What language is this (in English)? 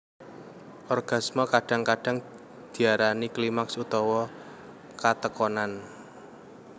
Javanese